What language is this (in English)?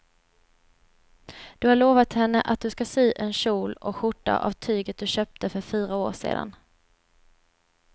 Swedish